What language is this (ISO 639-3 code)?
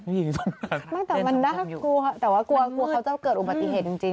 tha